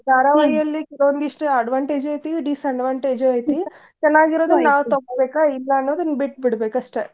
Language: Kannada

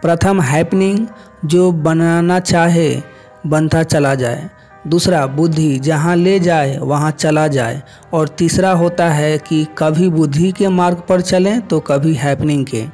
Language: Hindi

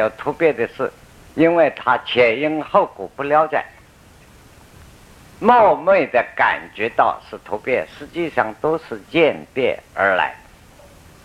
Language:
Chinese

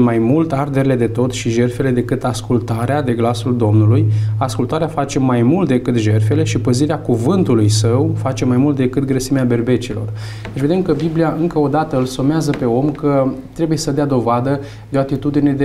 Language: Romanian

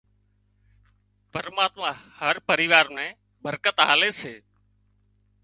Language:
Wadiyara Koli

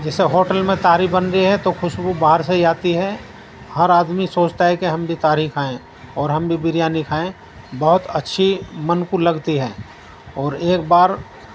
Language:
Urdu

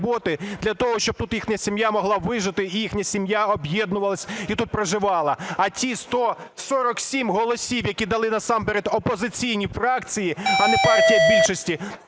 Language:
Ukrainian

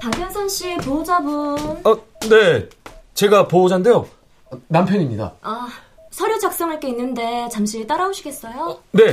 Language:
Korean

